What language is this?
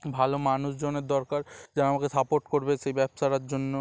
Bangla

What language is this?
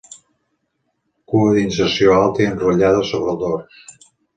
Catalan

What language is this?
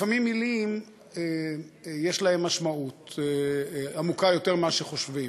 Hebrew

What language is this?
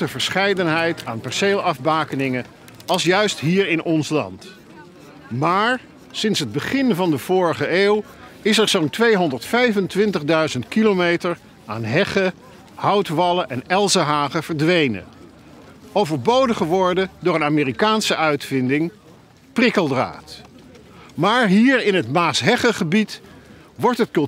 Dutch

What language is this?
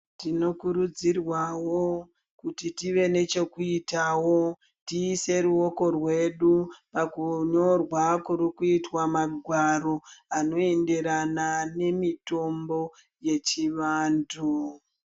Ndau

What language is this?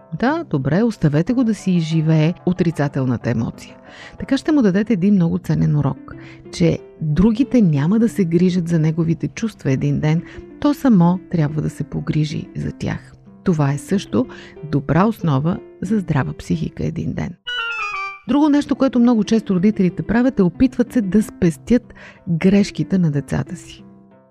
Bulgarian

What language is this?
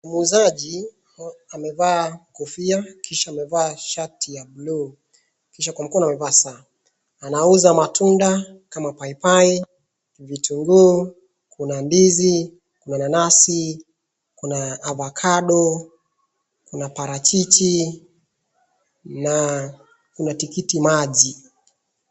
Swahili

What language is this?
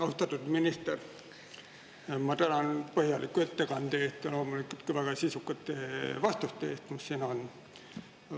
Estonian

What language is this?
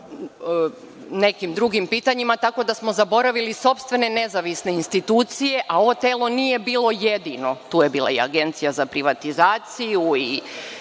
Serbian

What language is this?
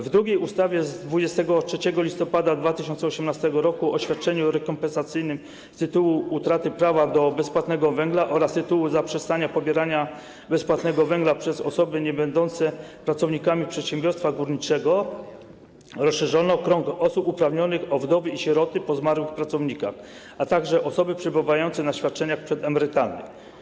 Polish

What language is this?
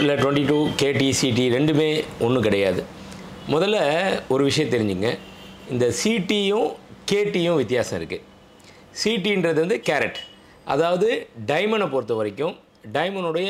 Korean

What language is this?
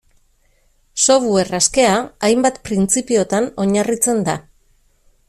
Basque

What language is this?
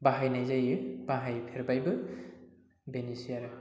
Bodo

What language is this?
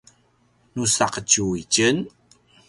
Paiwan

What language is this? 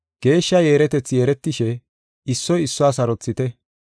Gofa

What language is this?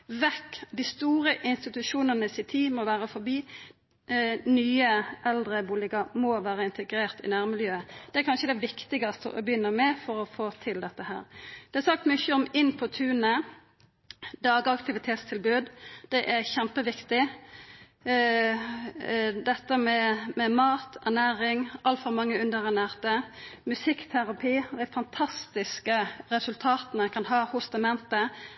Norwegian Nynorsk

